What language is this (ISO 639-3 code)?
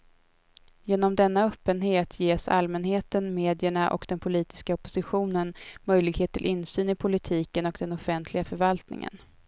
swe